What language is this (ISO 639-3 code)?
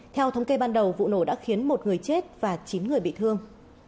vie